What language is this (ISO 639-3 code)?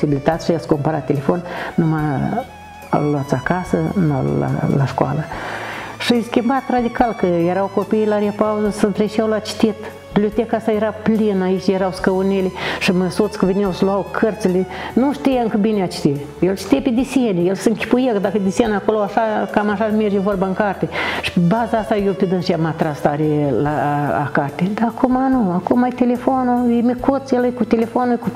ron